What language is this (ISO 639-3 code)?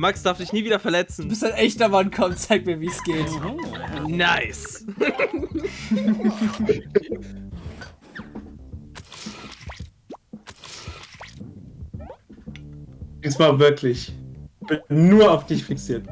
deu